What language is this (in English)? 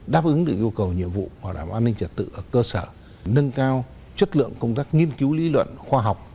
Vietnamese